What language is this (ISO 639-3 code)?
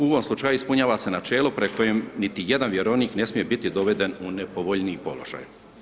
hrv